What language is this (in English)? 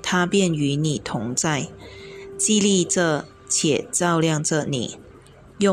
Chinese